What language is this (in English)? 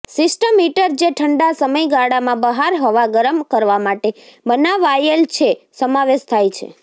Gujarati